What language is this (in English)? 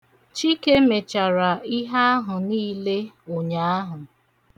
Igbo